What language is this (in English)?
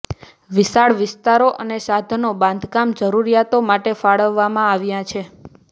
Gujarati